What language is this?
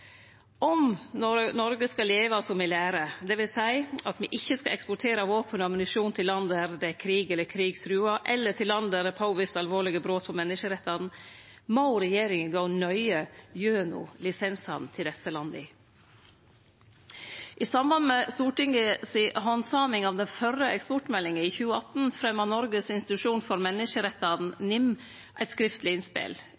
Norwegian Nynorsk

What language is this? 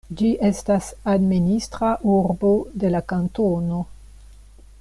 Esperanto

